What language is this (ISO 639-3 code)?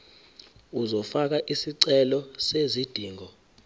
zul